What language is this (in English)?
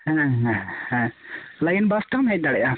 Santali